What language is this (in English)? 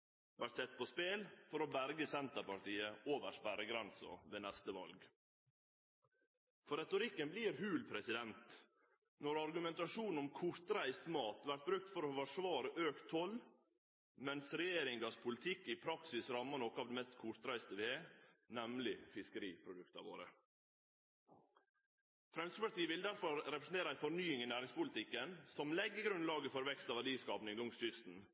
Norwegian Nynorsk